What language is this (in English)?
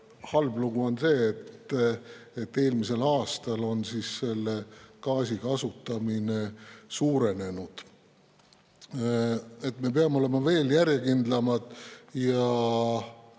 Estonian